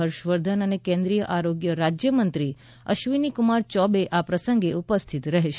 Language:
Gujarati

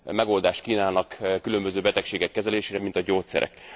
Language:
Hungarian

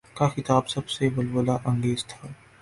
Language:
Urdu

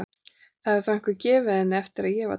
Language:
Icelandic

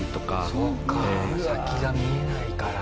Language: Japanese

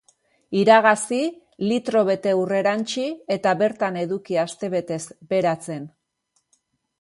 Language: Basque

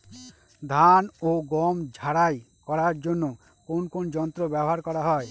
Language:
Bangla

